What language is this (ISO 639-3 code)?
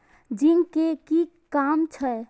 mai